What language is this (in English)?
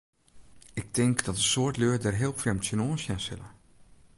Western Frisian